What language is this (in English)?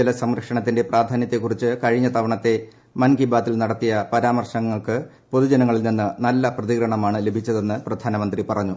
Malayalam